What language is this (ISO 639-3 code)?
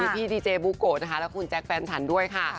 tha